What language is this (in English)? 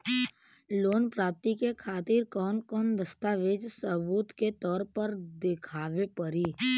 Bhojpuri